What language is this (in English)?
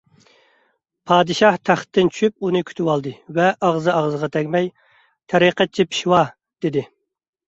Uyghur